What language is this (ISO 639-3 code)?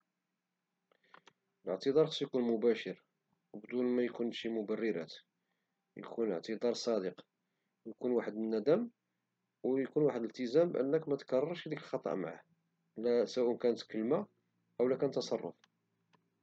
ary